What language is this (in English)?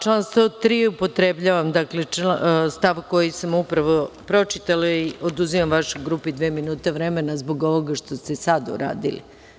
Serbian